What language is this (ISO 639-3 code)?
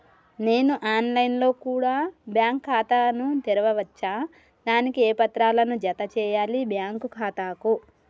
tel